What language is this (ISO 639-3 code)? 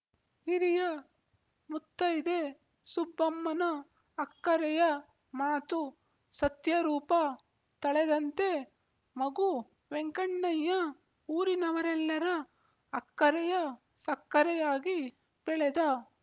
kan